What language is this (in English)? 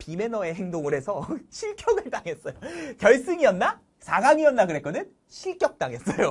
Korean